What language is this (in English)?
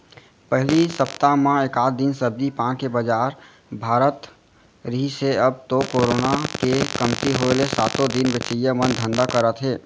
Chhattisgarhi